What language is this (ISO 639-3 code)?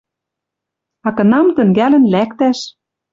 mrj